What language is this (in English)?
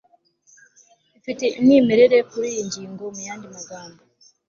Kinyarwanda